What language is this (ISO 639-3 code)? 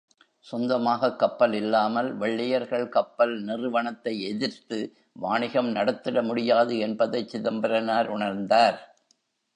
tam